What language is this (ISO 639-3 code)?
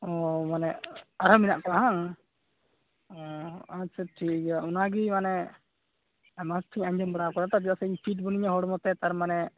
sat